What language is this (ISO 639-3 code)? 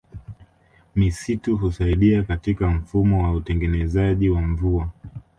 swa